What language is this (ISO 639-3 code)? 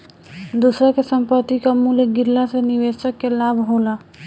bho